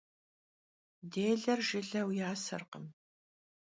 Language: Kabardian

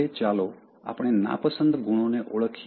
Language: Gujarati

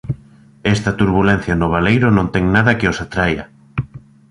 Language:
Galician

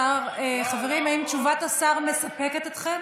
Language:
Hebrew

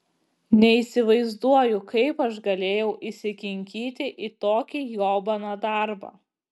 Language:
Lithuanian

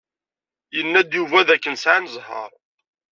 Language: Kabyle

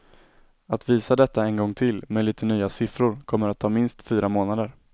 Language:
Swedish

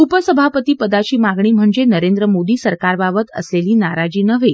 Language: Marathi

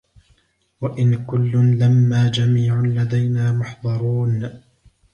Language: Arabic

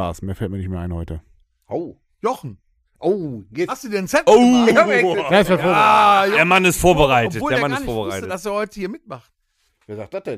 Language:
German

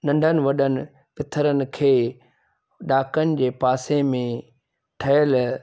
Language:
Sindhi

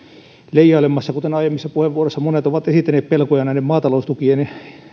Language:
Finnish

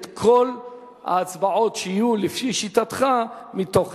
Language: Hebrew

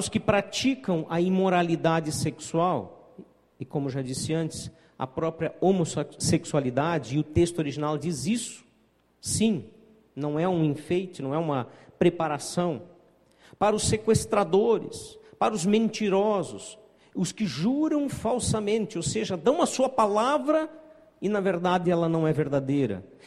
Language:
Portuguese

